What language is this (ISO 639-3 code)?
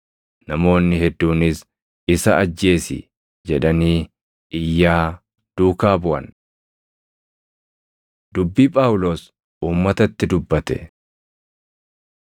orm